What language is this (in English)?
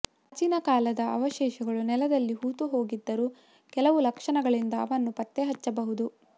Kannada